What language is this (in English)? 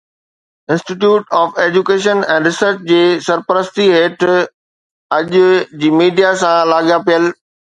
Sindhi